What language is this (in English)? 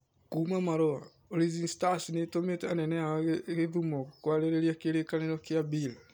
Kikuyu